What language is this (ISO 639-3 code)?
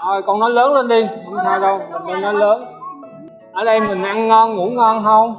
vie